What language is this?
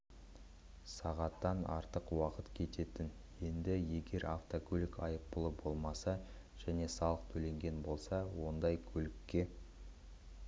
Kazakh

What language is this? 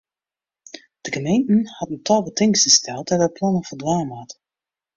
Western Frisian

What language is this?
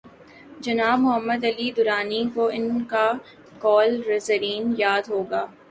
Urdu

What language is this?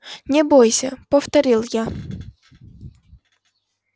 Russian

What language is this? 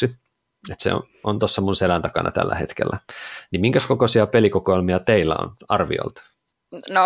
Finnish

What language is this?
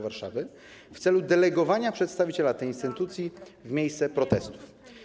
Polish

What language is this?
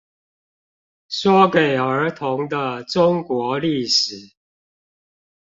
Chinese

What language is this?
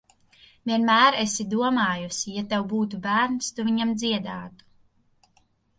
Latvian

